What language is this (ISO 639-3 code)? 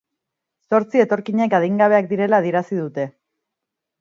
eus